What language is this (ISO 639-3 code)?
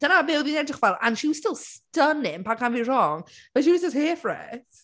cym